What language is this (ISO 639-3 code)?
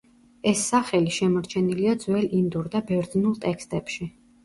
kat